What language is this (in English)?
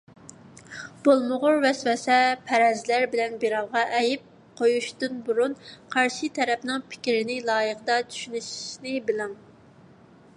Uyghur